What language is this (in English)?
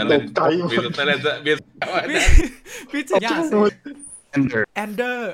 Thai